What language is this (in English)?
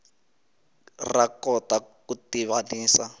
Tsonga